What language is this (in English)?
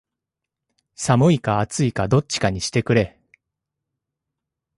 Japanese